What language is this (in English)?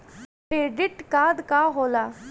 Bhojpuri